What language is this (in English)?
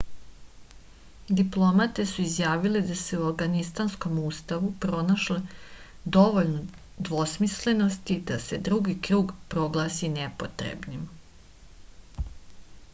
Serbian